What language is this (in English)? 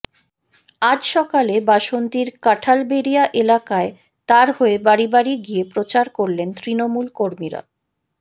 Bangla